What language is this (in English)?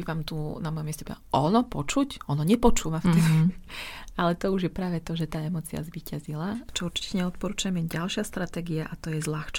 Slovak